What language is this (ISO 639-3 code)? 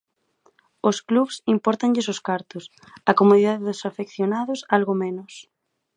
glg